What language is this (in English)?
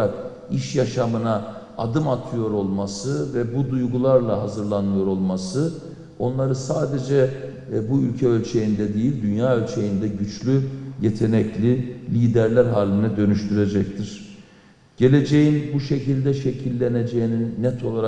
Turkish